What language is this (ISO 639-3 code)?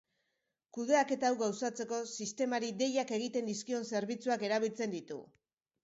eus